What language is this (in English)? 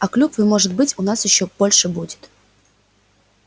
Russian